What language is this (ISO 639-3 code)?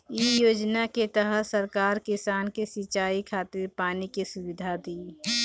bho